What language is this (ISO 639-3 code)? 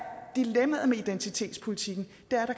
dan